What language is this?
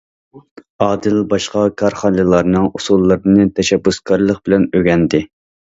Uyghur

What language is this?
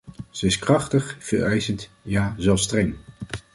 Dutch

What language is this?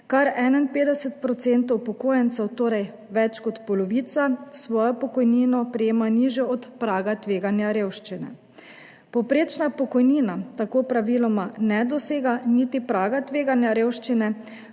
Slovenian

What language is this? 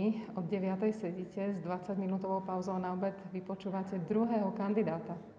Slovak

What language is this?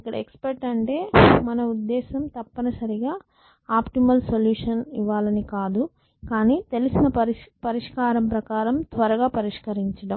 Telugu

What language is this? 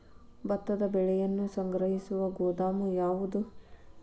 Kannada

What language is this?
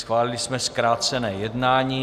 Czech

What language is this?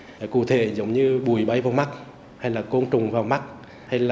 Vietnamese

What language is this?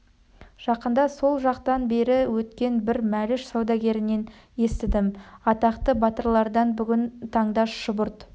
Kazakh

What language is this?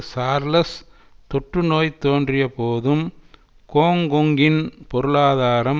Tamil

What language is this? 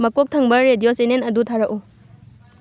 Manipuri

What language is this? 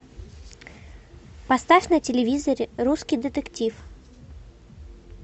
Russian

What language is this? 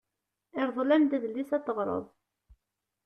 Kabyle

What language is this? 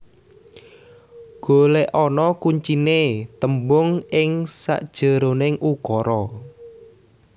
Javanese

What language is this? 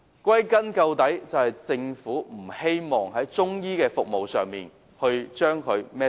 Cantonese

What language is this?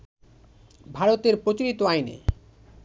Bangla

